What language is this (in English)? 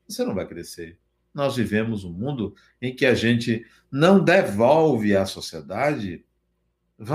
Portuguese